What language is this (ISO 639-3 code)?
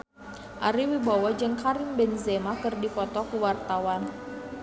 sun